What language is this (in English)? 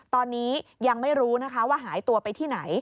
Thai